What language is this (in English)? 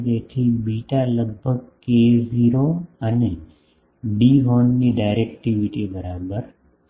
Gujarati